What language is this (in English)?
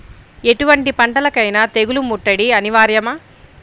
Telugu